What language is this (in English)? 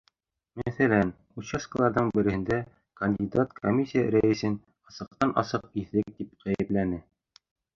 Bashkir